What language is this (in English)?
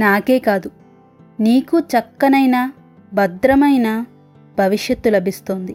Telugu